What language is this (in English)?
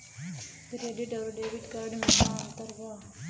Bhojpuri